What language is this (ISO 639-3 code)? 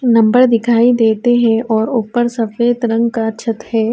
urd